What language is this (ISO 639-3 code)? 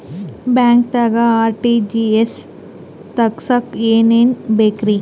kan